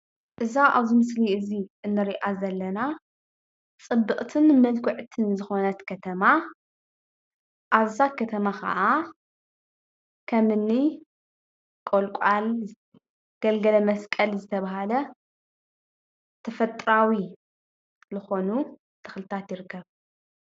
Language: Tigrinya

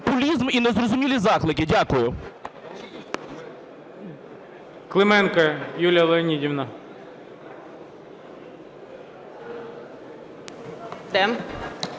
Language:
Ukrainian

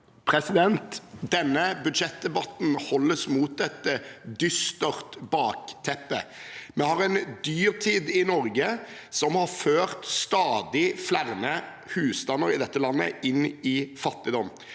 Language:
Norwegian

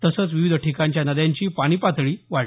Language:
Marathi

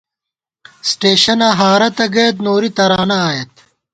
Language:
Gawar-Bati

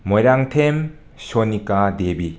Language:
Manipuri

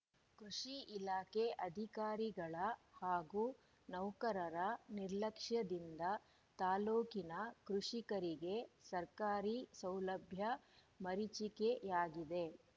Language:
Kannada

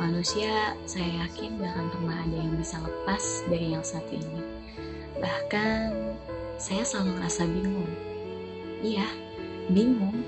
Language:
Indonesian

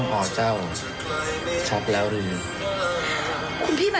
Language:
Thai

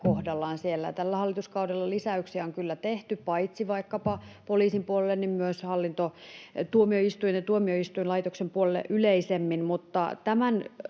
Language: Finnish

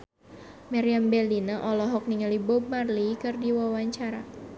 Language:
Sundanese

